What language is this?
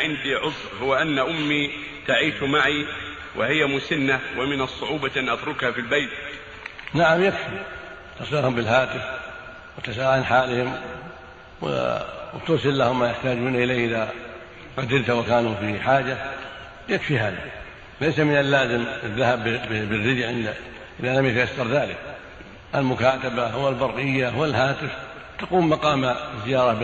Arabic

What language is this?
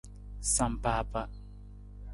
Nawdm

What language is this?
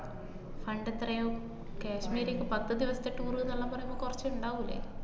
Malayalam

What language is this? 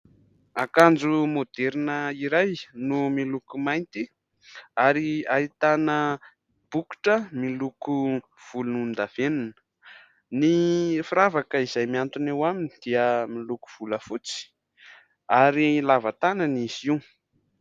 Malagasy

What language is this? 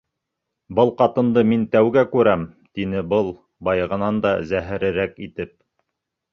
Bashkir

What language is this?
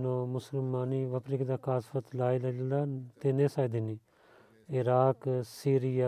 Bulgarian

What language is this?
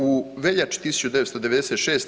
Croatian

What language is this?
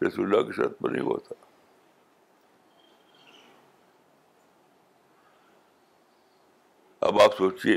Urdu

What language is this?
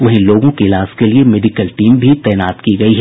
Hindi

